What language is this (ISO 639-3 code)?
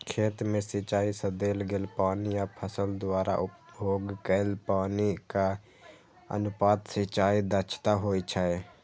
mai